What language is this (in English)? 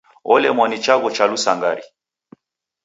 Taita